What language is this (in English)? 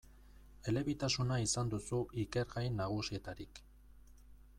Basque